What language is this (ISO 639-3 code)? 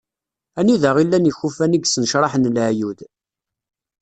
kab